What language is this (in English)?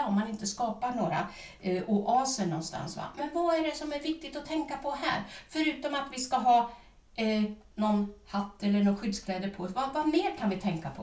Swedish